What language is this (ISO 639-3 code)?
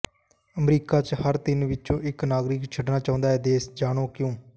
pan